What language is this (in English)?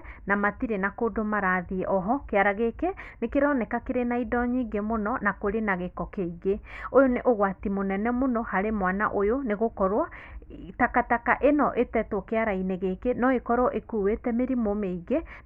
Kikuyu